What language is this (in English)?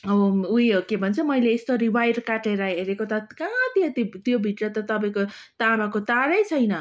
Nepali